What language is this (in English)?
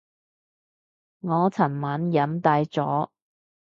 Cantonese